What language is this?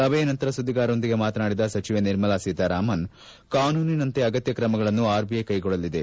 Kannada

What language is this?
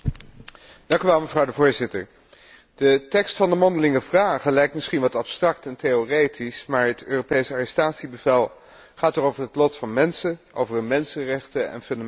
Dutch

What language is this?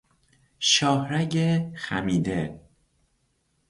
Persian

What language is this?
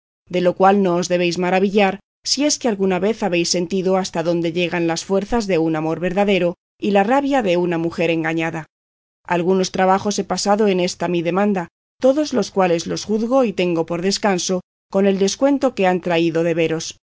Spanish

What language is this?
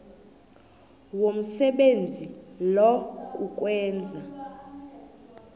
South Ndebele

